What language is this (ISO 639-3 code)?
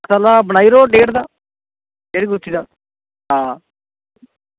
doi